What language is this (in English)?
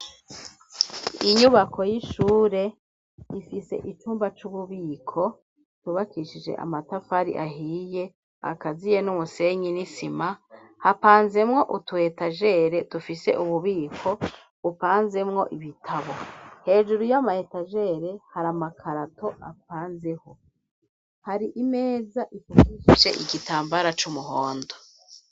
Rundi